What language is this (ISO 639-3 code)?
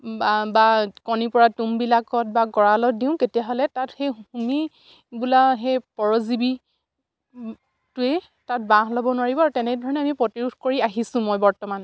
asm